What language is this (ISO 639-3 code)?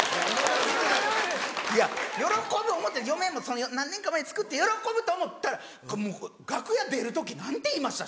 jpn